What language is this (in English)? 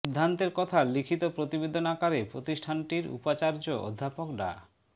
Bangla